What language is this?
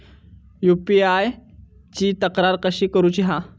Marathi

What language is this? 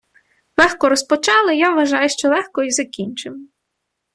Ukrainian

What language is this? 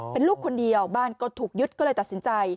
Thai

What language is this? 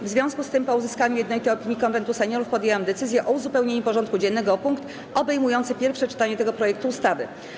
Polish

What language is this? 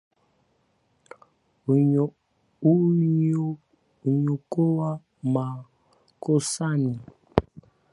Swahili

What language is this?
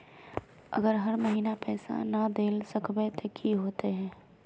Magahi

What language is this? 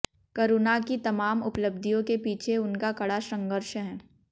Hindi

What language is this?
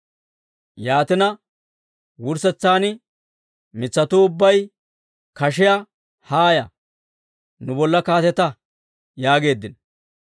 Dawro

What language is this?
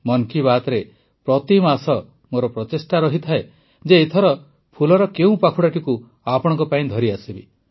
Odia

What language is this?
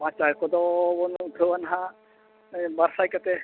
Santali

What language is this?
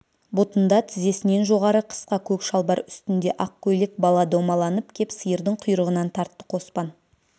Kazakh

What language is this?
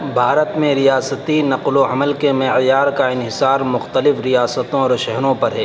Urdu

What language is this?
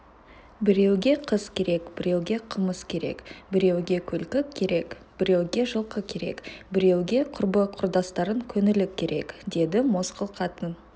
Kazakh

